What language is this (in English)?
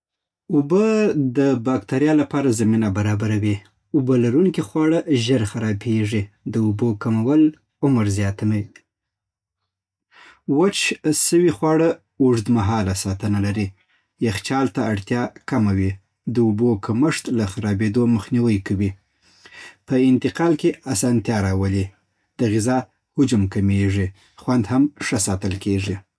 Southern Pashto